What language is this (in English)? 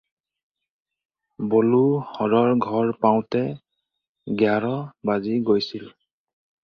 Assamese